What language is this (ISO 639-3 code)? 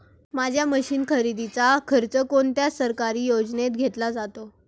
mar